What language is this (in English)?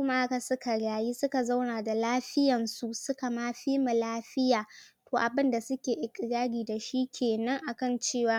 Hausa